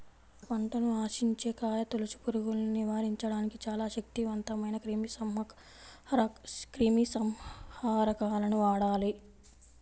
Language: Telugu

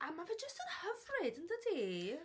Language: Welsh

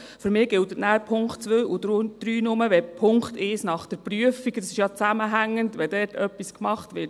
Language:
Swiss German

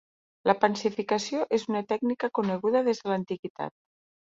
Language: Catalan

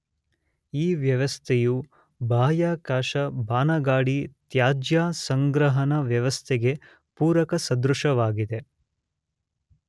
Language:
Kannada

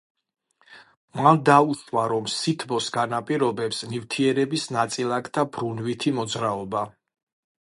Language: Georgian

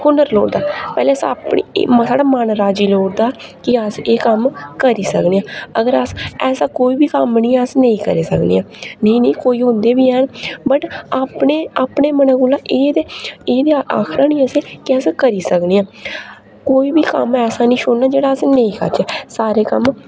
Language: Dogri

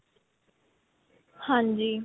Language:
Punjabi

